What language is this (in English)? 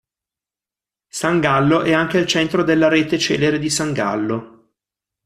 Italian